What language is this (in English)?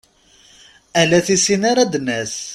Kabyle